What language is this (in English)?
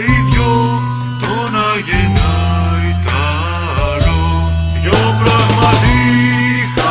Greek